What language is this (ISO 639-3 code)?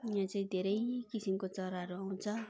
nep